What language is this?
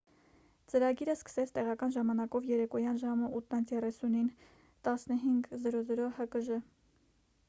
Armenian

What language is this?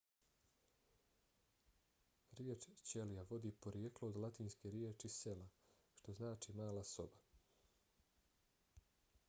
Bosnian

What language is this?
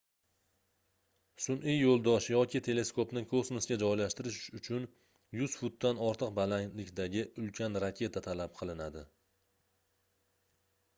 Uzbek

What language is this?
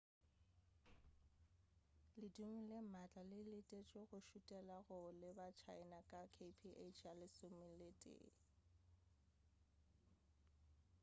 Northern Sotho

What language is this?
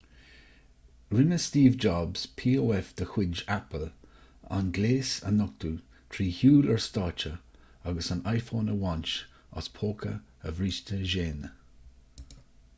Irish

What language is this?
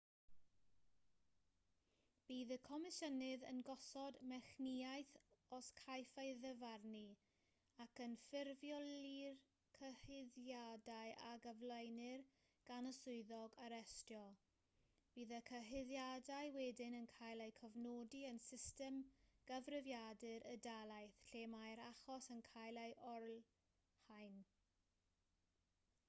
Welsh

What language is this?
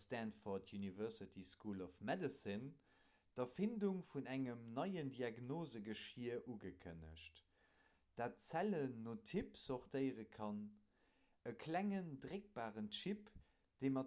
Luxembourgish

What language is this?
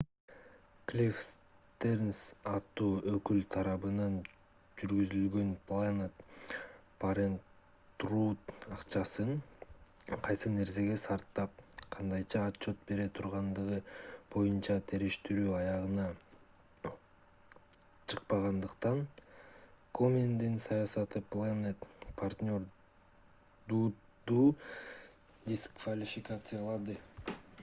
Kyrgyz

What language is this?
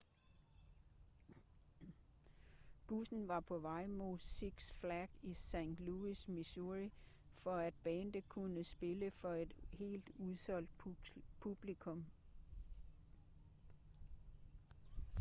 Danish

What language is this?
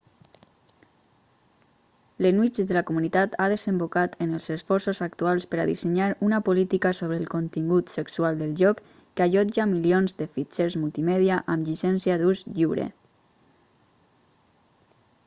Catalan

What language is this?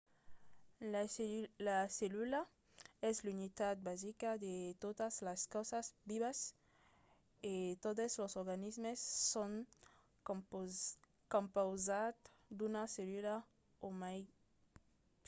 Occitan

